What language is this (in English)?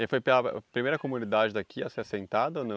Portuguese